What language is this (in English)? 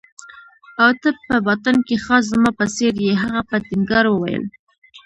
Pashto